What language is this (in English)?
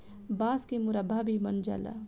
Bhojpuri